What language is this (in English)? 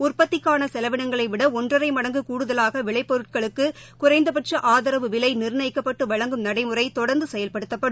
Tamil